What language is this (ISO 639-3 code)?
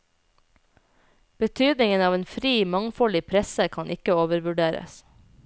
nor